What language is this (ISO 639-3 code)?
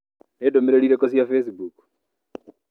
kik